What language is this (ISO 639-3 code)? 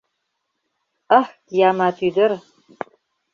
chm